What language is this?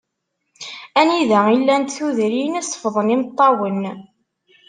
Kabyle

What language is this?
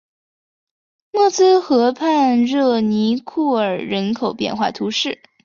Chinese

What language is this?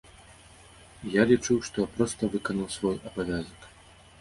Belarusian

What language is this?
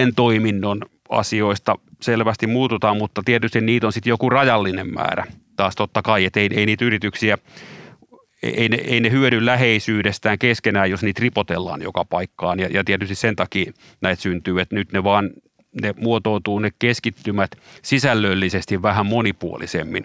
Finnish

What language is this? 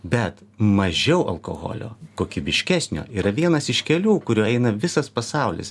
Lithuanian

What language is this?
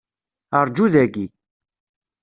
Kabyle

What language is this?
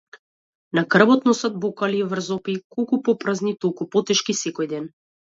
Macedonian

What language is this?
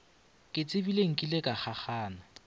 Northern Sotho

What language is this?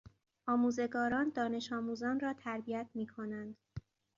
Persian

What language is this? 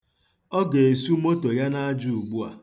Igbo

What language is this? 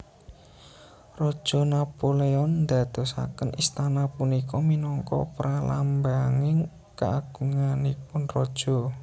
Javanese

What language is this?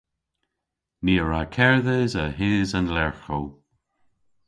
Cornish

